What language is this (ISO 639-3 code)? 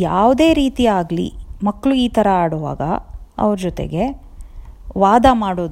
tel